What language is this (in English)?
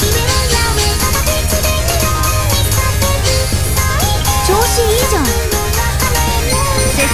Japanese